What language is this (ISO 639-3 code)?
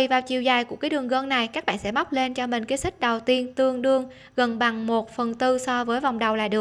vie